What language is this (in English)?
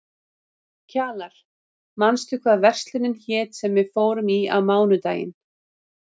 Icelandic